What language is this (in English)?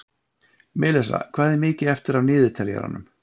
Icelandic